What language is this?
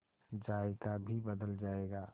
Hindi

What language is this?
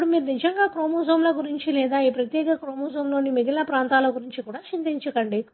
Telugu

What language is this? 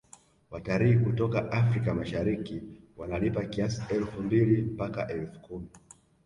Swahili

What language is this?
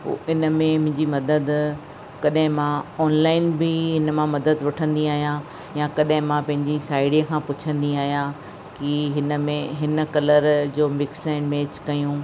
Sindhi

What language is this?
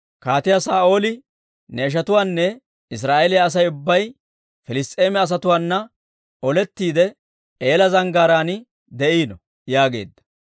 Dawro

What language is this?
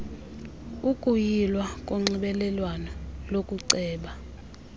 Xhosa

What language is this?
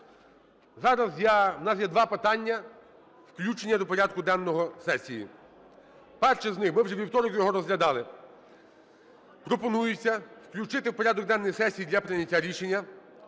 Ukrainian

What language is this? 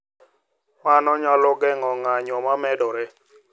Luo (Kenya and Tanzania)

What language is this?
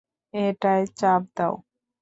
Bangla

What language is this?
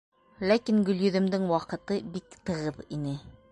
Bashkir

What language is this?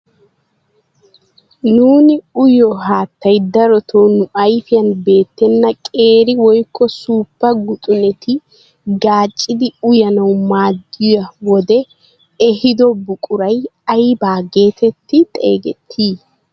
Wolaytta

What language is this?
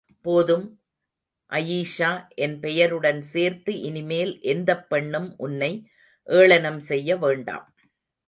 Tamil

